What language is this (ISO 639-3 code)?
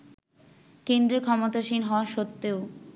ben